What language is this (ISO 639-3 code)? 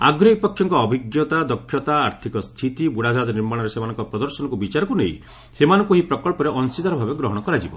ori